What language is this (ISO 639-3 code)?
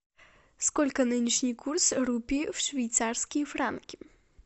rus